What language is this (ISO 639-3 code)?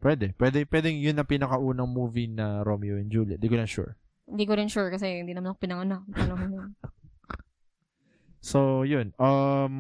fil